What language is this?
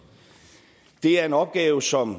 Danish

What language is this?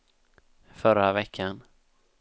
Swedish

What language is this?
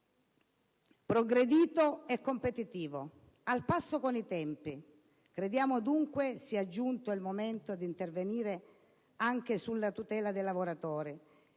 Italian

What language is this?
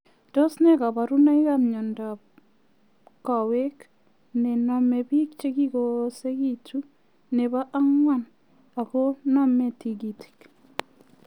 Kalenjin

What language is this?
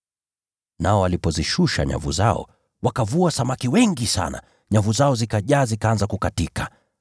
Swahili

